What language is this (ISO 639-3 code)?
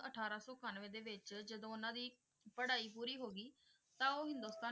pan